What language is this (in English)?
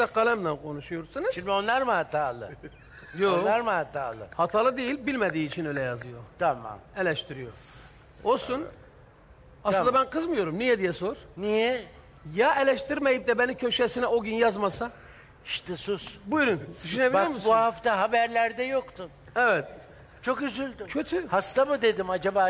Turkish